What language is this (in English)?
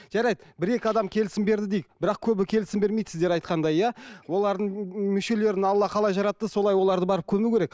Kazakh